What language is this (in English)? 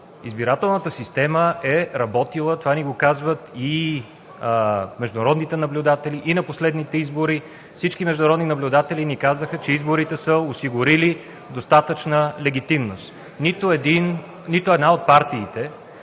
Bulgarian